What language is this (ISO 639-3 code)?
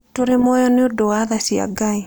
kik